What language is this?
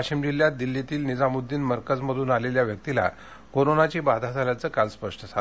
Marathi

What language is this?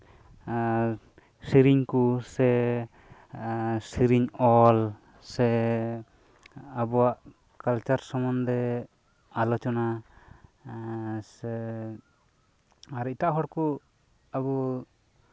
Santali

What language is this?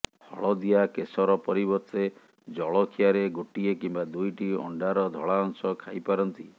Odia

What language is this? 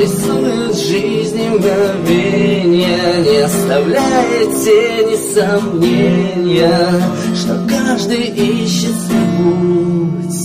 Russian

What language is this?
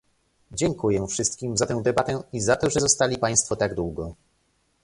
Polish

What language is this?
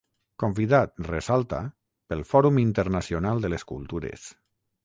Catalan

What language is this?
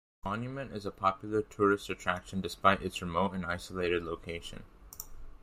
English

